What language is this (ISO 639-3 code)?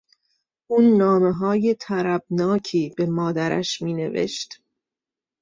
fas